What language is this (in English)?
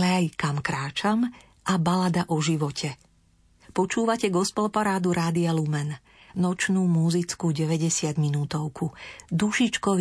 Slovak